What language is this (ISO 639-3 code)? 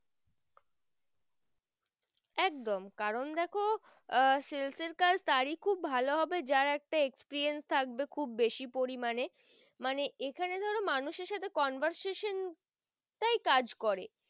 ben